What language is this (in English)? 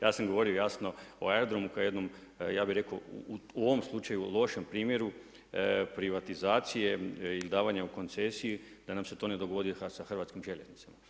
Croatian